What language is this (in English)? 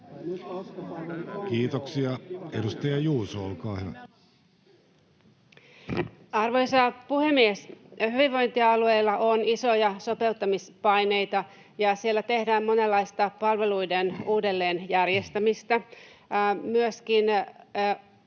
Finnish